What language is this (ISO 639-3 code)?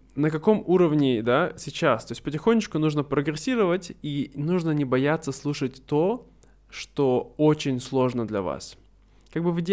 rus